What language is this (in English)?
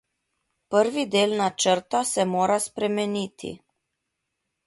Slovenian